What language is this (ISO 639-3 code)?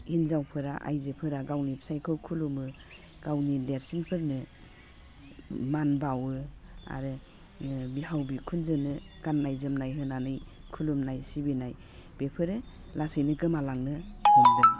brx